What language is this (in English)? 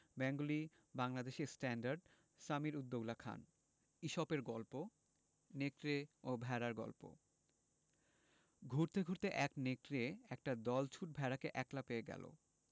Bangla